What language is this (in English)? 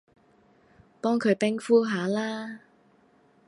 Cantonese